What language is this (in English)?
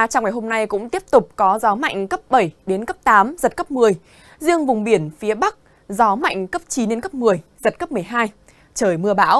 Vietnamese